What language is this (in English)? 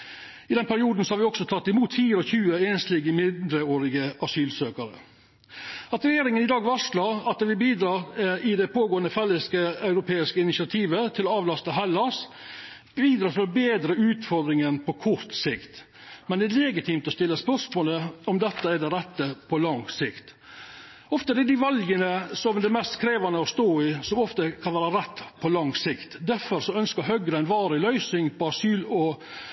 Norwegian Nynorsk